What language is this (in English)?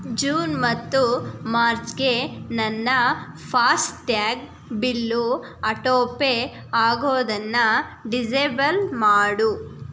Kannada